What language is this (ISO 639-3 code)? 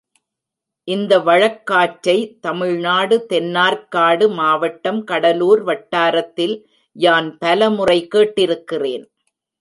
tam